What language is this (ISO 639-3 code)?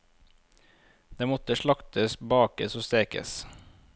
nor